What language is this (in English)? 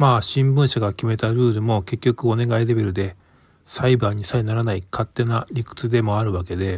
Japanese